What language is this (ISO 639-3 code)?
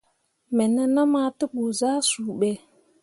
mua